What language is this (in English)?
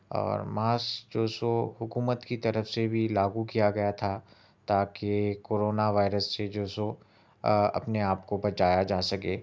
Urdu